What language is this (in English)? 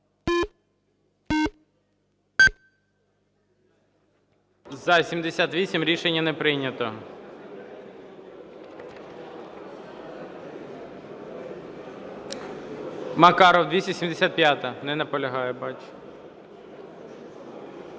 Ukrainian